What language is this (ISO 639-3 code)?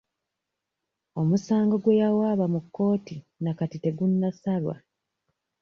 lug